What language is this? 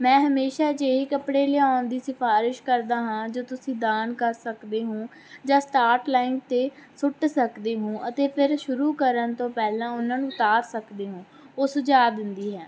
Punjabi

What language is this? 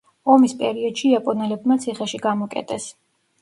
Georgian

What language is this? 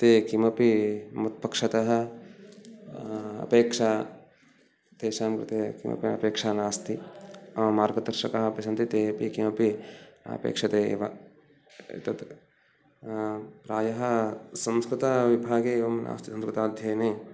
Sanskrit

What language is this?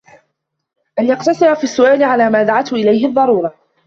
Arabic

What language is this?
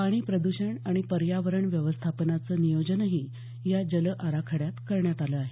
Marathi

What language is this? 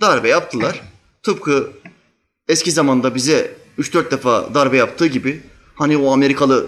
Turkish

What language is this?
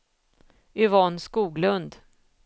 Swedish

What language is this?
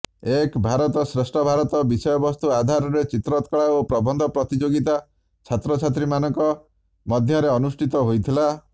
Odia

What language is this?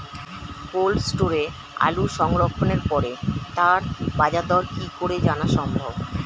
Bangla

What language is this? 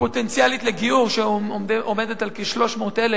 Hebrew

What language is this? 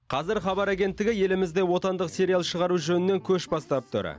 Kazakh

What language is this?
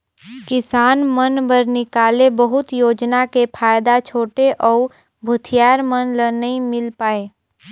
Chhattisgarhi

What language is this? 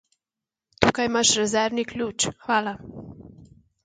Slovenian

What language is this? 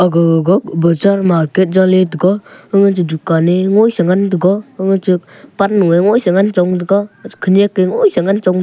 Wancho Naga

